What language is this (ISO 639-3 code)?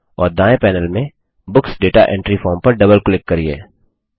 hin